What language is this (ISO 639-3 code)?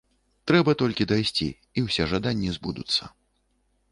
bel